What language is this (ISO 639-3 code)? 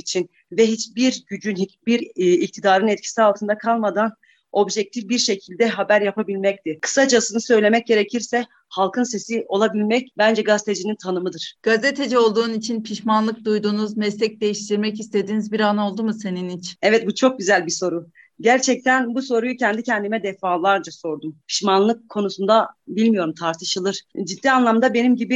tur